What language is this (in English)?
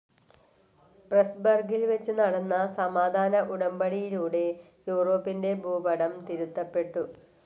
Malayalam